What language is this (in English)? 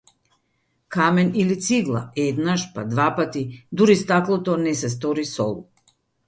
Macedonian